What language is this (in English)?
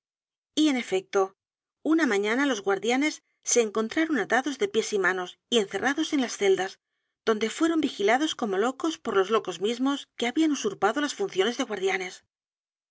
Spanish